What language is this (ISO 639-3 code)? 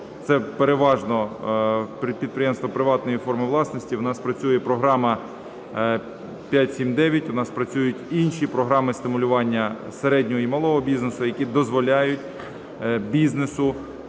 ukr